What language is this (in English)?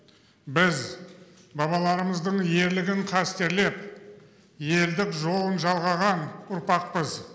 Kazakh